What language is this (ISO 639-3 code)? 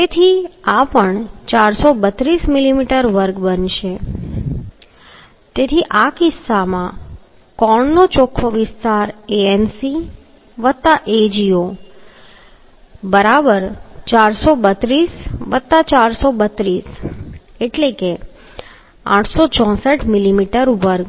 guj